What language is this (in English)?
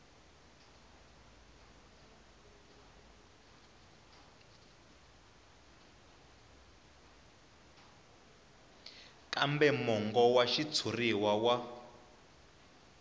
Tsonga